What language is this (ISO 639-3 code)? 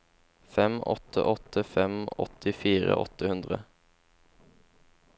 nor